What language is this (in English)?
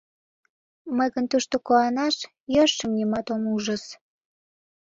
Mari